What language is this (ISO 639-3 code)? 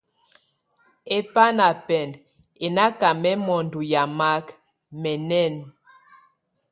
tvu